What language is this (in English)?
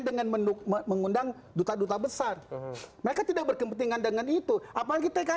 Indonesian